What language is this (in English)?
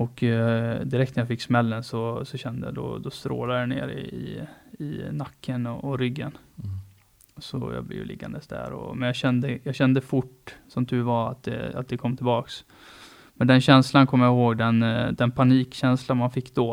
Swedish